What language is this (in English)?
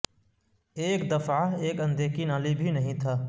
Urdu